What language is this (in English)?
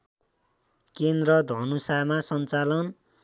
Nepali